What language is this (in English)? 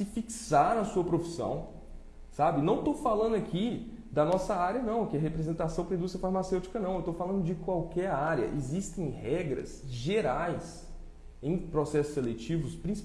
Portuguese